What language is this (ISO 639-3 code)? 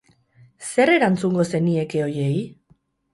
eus